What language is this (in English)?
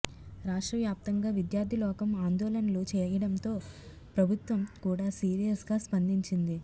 Telugu